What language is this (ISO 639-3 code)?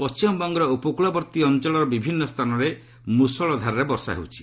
ori